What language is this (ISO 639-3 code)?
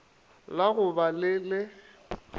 nso